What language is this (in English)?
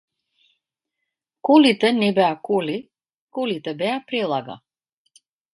Macedonian